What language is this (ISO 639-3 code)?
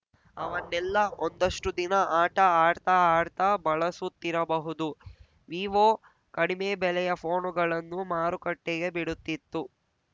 kan